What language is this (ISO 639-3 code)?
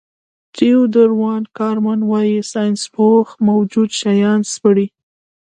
pus